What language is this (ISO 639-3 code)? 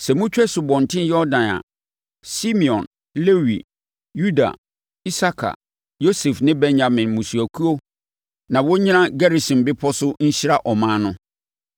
aka